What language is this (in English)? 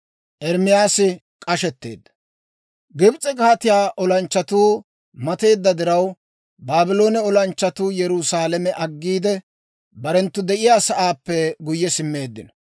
Dawro